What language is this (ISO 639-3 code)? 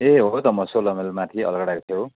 nep